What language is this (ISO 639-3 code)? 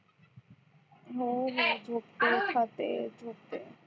mar